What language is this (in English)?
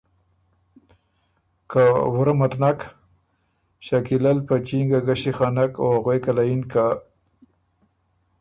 Ormuri